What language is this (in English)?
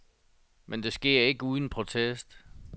Danish